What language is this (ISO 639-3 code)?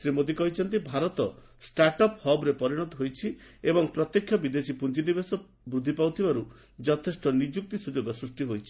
ori